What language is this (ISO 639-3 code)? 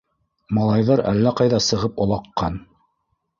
bak